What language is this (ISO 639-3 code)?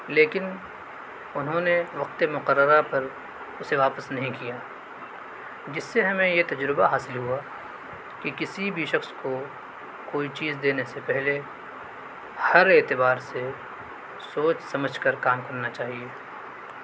urd